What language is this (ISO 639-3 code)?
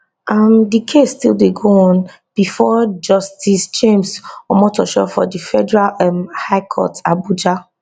pcm